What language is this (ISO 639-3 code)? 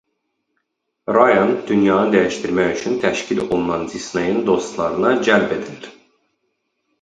aze